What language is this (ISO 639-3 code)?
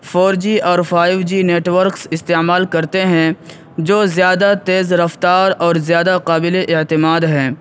urd